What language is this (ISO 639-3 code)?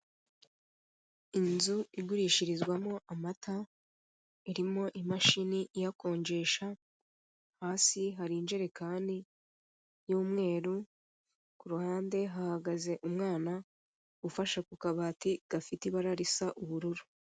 kin